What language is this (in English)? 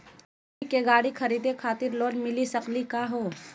Magahi